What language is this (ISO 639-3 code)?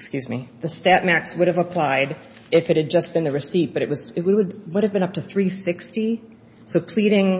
eng